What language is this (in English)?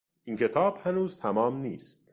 Persian